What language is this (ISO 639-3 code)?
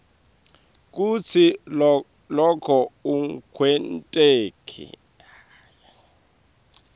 ssw